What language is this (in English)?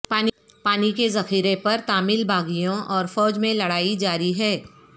Urdu